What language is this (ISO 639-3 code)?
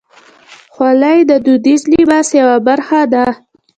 pus